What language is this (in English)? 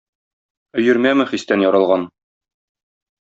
Tatar